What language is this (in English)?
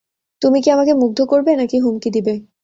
Bangla